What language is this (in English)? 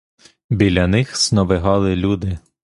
Ukrainian